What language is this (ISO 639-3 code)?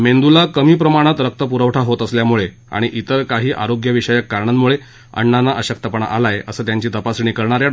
mar